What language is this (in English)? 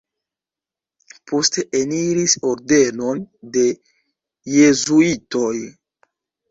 Esperanto